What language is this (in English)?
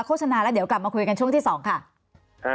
Thai